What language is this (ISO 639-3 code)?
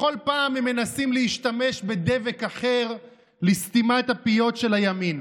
heb